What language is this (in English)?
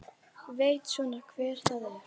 Icelandic